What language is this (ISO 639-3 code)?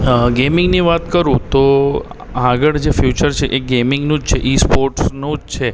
guj